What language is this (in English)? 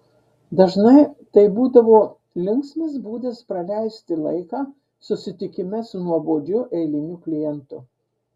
Lithuanian